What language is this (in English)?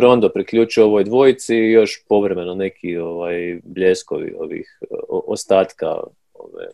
Croatian